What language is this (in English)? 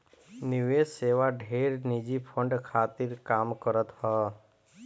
Bhojpuri